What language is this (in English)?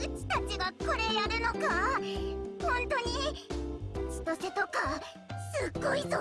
Japanese